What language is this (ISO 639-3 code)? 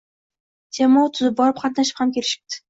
uzb